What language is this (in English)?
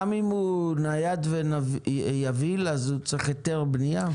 Hebrew